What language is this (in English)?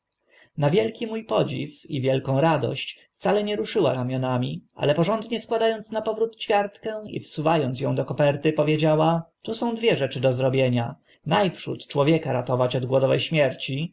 Polish